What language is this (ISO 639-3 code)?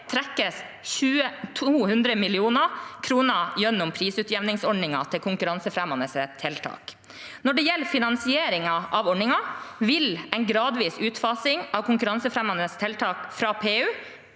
nor